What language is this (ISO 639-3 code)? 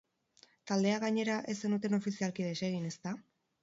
eus